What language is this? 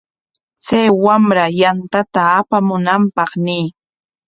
Corongo Ancash Quechua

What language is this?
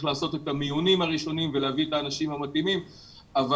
Hebrew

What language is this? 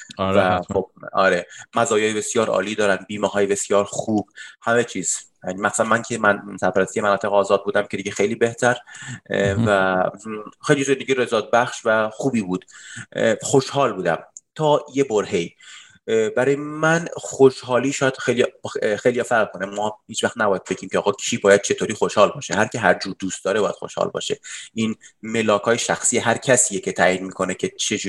Persian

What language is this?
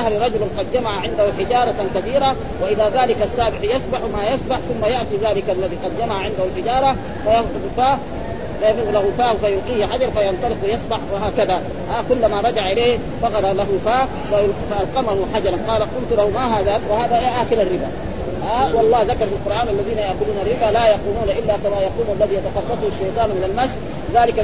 Arabic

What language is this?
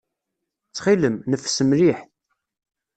Kabyle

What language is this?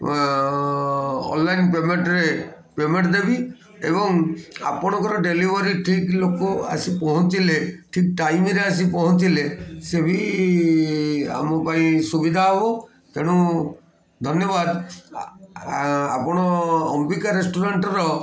Odia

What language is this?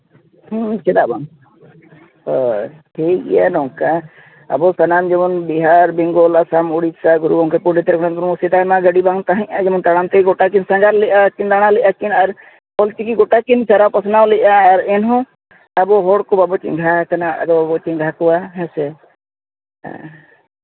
Santali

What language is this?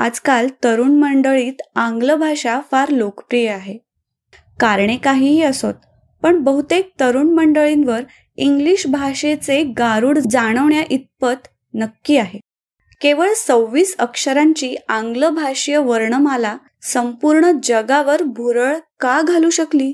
Marathi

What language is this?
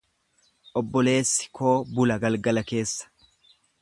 Oromo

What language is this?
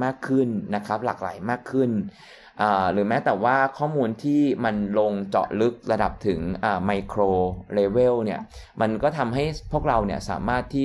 Thai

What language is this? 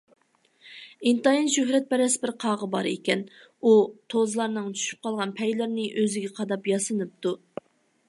Uyghur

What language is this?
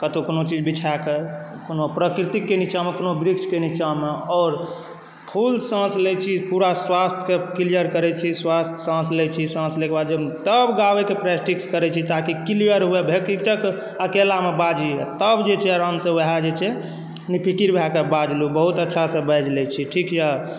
Maithili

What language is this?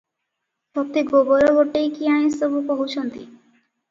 Odia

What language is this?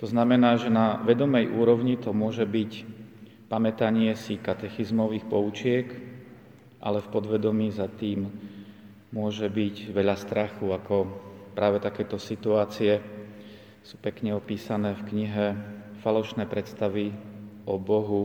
Slovak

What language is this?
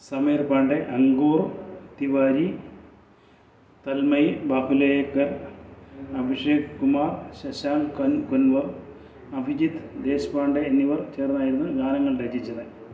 Malayalam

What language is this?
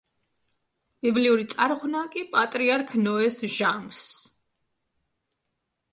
Georgian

